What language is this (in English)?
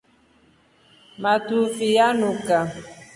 Rombo